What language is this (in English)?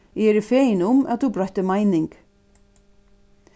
Faroese